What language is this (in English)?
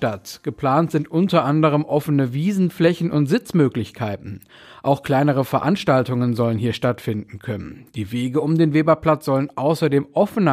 German